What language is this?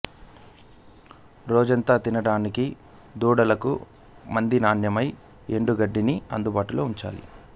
Telugu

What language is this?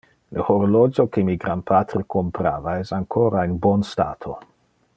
Interlingua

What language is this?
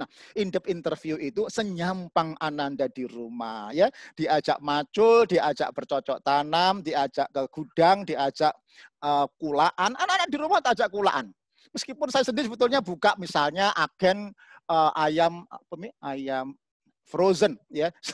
Indonesian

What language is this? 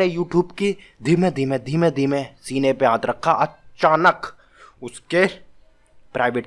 Hindi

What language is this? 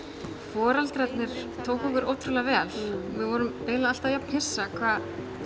Icelandic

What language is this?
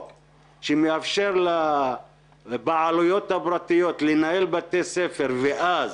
Hebrew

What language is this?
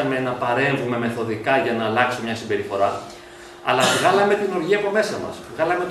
Greek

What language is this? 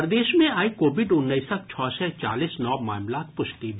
Maithili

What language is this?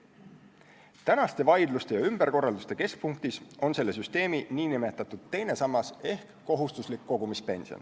Estonian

